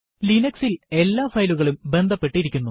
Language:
Malayalam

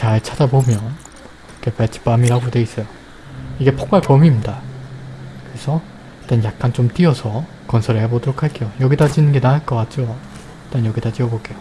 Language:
Korean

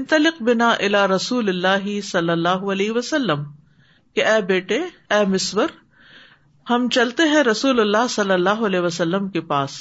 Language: Urdu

